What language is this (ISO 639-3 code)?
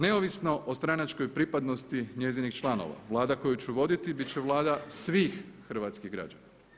hrv